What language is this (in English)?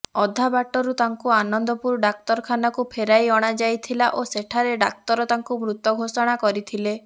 Odia